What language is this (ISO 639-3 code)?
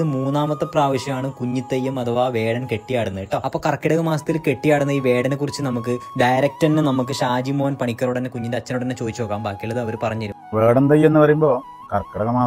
mal